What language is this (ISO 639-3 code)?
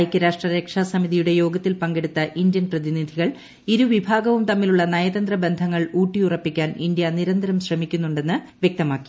mal